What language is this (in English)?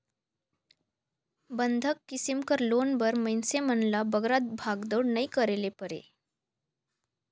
Chhattisgarhi